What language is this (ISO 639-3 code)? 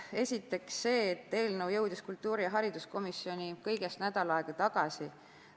est